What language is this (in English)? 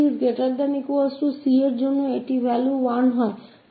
Hindi